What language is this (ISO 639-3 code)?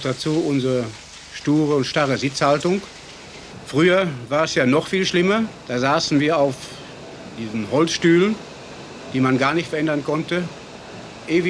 deu